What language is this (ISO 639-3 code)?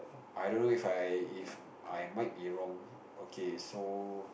eng